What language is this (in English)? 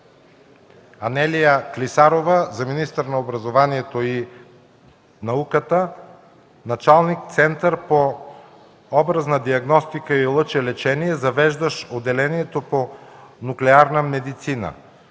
Bulgarian